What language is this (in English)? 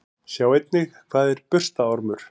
Icelandic